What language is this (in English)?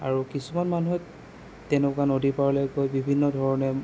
Assamese